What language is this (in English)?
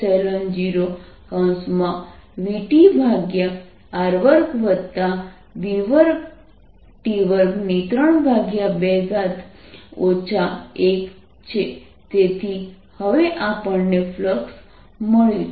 Gujarati